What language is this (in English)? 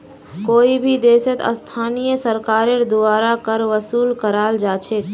Magahi